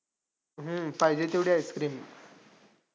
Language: Marathi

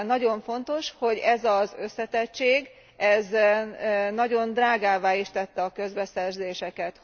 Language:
Hungarian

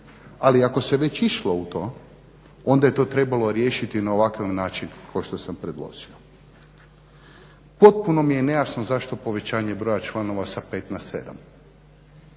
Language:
Croatian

